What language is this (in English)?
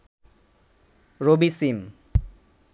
Bangla